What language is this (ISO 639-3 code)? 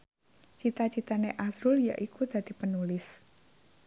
jav